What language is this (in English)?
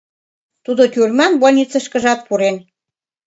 Mari